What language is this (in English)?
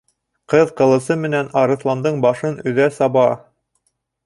Bashkir